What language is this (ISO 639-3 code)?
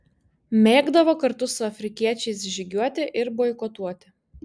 lit